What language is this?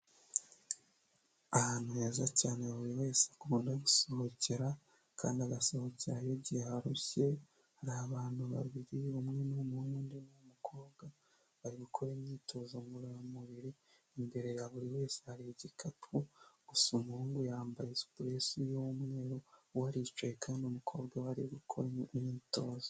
Kinyarwanda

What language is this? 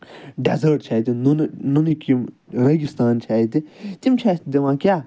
Kashmiri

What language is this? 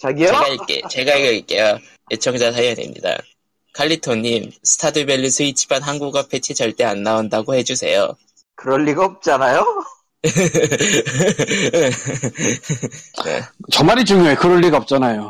Korean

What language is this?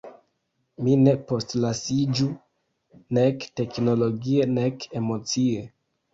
Esperanto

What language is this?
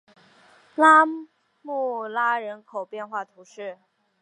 Chinese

